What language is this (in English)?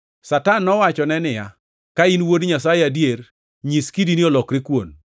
Luo (Kenya and Tanzania)